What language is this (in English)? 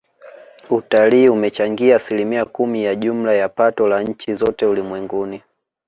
Swahili